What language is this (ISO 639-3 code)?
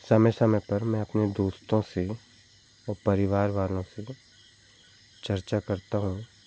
hin